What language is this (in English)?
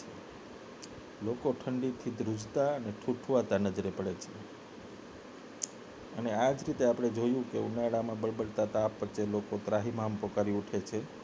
Gujarati